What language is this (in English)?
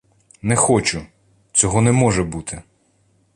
Ukrainian